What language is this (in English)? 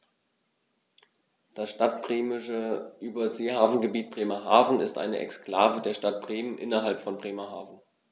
German